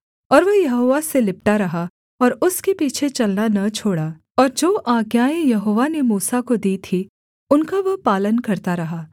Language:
Hindi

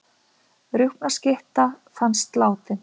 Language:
Icelandic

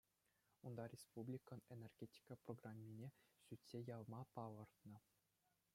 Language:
Chuvash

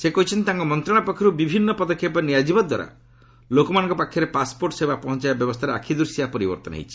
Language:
Odia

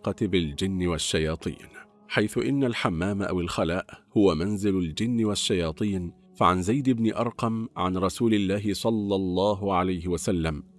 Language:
Arabic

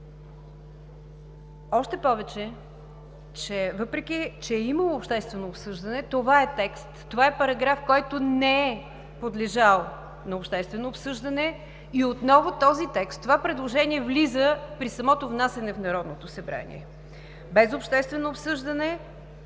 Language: Bulgarian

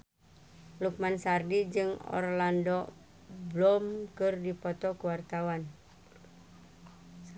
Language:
Sundanese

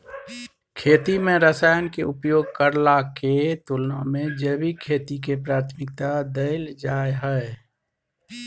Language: Maithili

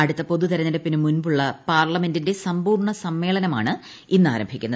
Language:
Malayalam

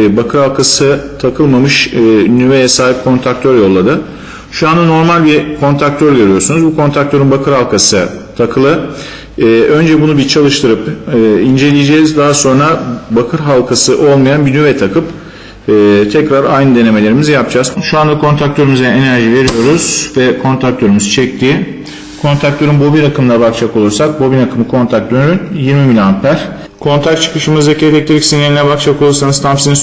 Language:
Turkish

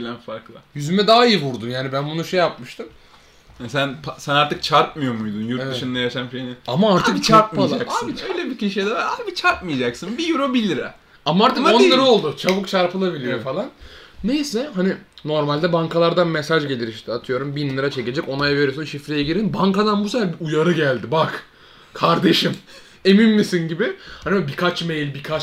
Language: Turkish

